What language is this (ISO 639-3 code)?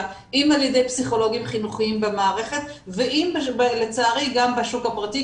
heb